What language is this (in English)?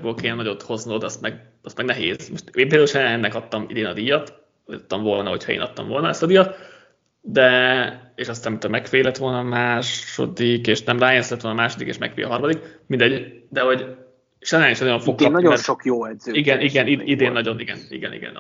Hungarian